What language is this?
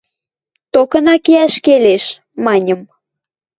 Western Mari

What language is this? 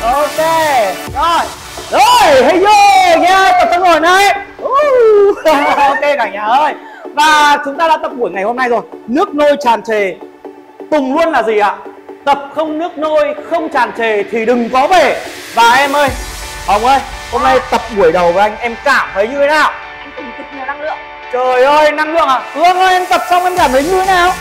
Vietnamese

